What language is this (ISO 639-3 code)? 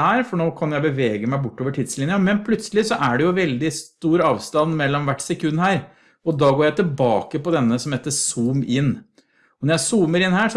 nor